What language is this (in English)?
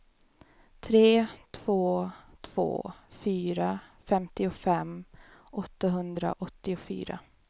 Swedish